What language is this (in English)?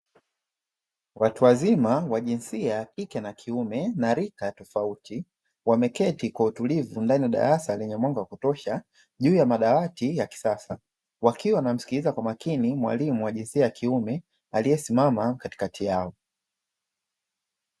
Swahili